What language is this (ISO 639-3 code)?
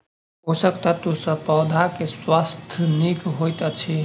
mai